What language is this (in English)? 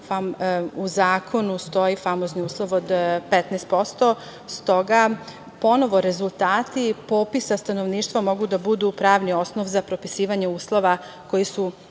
Serbian